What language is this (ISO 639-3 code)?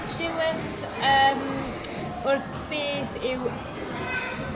cym